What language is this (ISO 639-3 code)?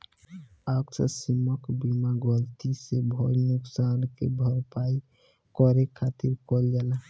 bho